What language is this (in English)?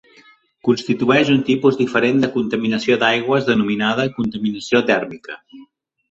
Catalan